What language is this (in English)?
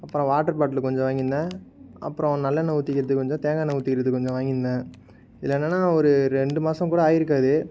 Tamil